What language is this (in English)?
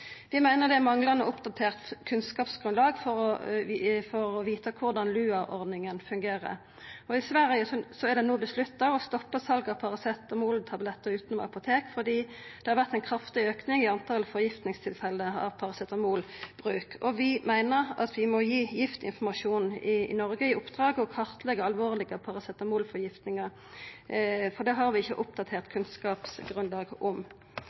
Norwegian Nynorsk